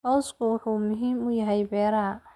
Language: Somali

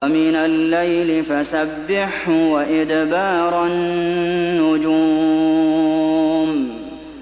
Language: Arabic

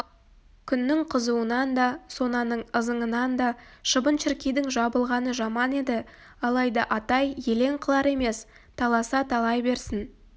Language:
Kazakh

